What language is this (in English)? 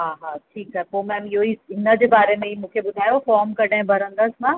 Sindhi